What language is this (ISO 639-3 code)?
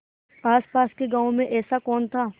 hin